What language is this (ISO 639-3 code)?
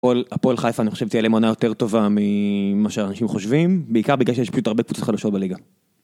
heb